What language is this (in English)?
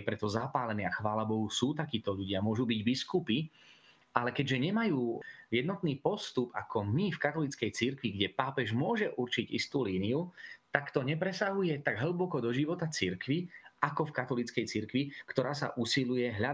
Slovak